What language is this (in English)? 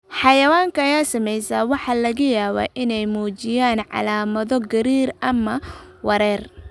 Somali